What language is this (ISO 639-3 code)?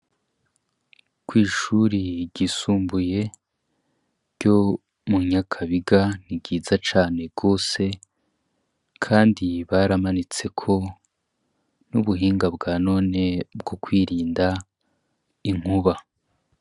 run